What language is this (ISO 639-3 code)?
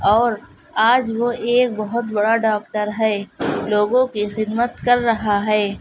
urd